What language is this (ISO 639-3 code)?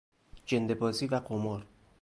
fas